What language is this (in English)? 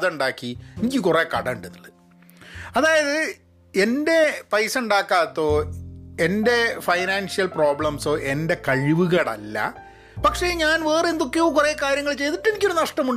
Malayalam